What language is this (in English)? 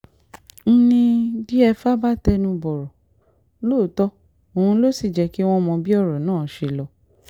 Yoruba